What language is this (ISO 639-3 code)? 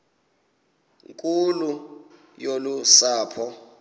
xho